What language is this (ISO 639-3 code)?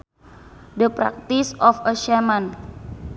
sun